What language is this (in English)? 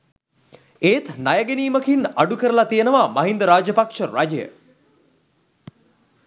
Sinhala